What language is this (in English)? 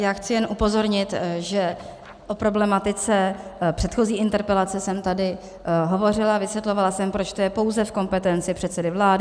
Czech